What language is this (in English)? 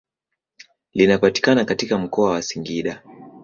Swahili